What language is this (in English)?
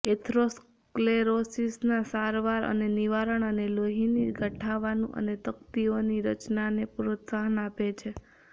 Gujarati